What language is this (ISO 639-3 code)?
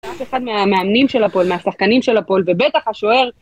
heb